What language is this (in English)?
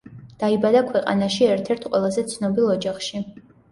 Georgian